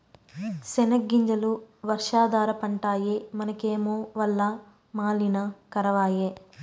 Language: Telugu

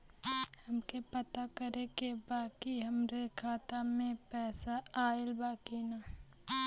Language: Bhojpuri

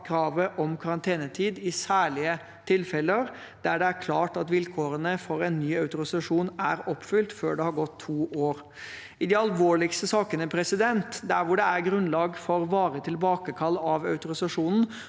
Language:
Norwegian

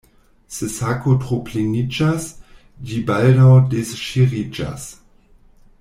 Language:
Esperanto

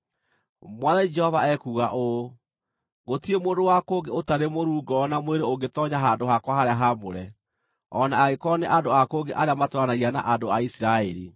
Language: Kikuyu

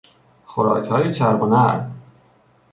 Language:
Persian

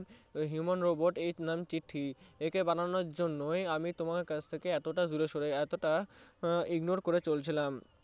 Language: Bangla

